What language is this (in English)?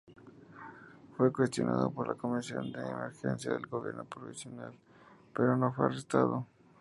Spanish